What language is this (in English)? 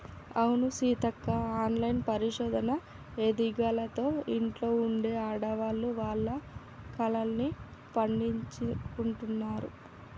Telugu